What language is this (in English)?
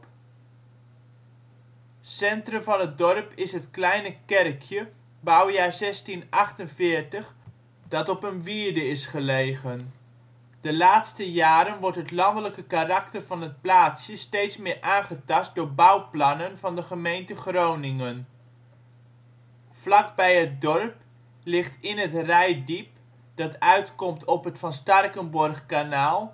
Dutch